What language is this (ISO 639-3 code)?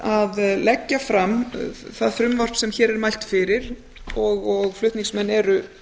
isl